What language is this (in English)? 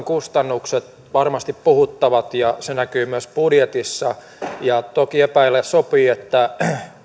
Finnish